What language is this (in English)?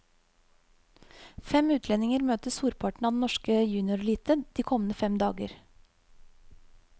Norwegian